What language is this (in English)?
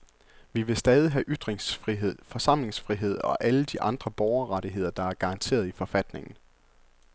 Danish